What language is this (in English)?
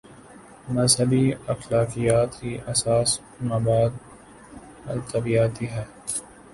Urdu